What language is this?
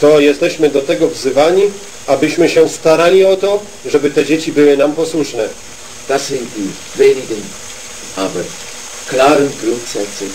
Polish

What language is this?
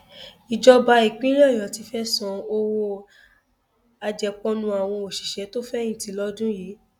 Yoruba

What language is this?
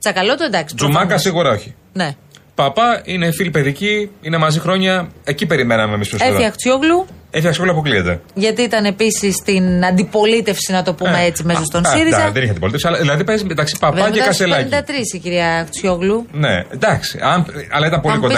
Greek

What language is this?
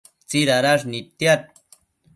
Matsés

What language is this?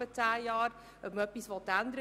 Swiss German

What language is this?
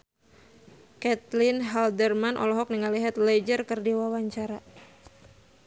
Sundanese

